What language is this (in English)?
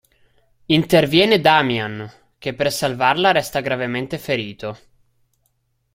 Italian